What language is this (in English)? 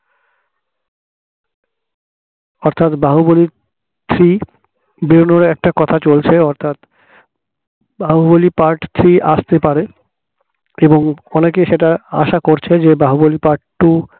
Bangla